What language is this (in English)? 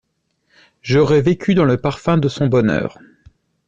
French